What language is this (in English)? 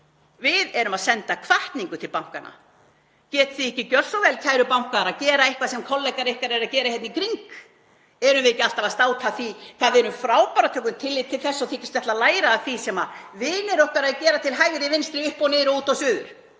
Icelandic